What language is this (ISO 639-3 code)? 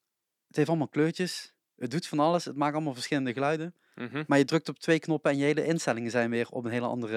nld